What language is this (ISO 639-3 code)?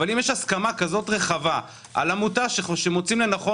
heb